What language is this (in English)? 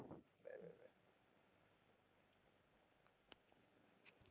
Tamil